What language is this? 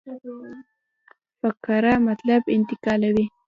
Pashto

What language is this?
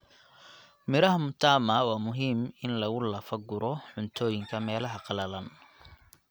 Somali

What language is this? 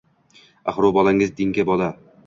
Uzbek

